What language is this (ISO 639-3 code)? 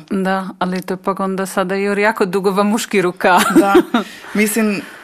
hrv